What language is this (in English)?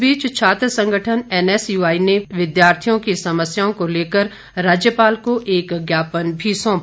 Hindi